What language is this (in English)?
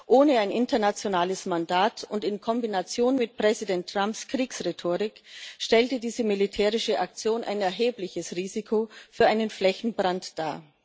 German